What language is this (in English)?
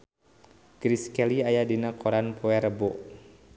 Sundanese